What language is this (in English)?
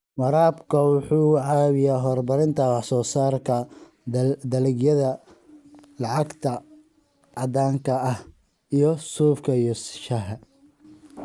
Somali